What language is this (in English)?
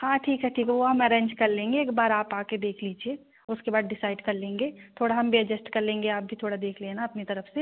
Hindi